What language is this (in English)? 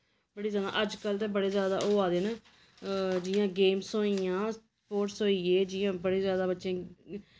Dogri